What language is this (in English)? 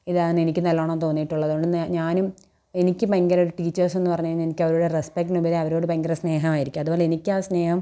Malayalam